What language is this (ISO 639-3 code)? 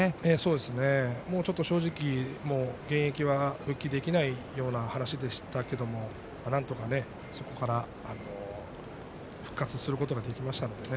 jpn